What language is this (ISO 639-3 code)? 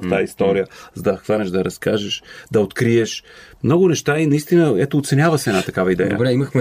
bul